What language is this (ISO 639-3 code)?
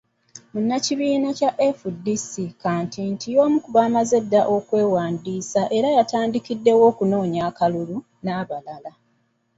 lug